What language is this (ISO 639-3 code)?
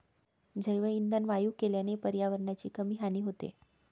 mar